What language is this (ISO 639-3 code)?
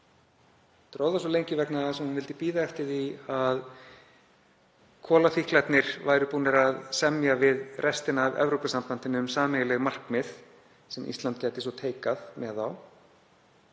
isl